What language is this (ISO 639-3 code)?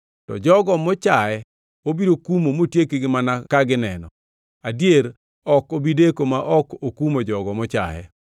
luo